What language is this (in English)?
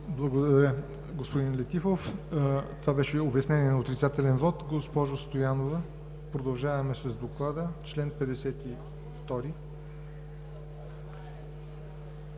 Bulgarian